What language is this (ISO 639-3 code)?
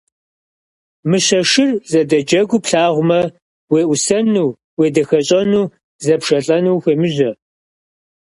kbd